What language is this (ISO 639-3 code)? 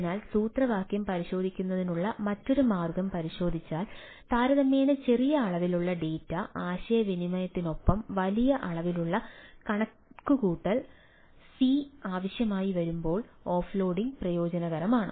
mal